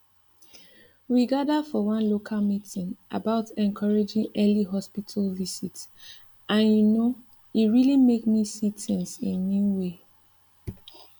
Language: Nigerian Pidgin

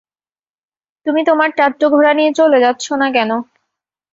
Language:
Bangla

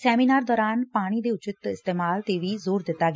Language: Punjabi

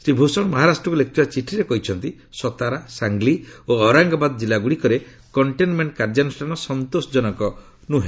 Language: Odia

